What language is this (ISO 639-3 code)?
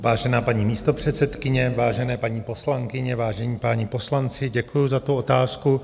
ces